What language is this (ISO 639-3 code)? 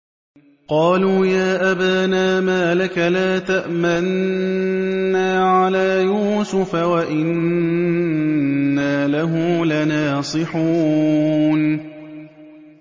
ara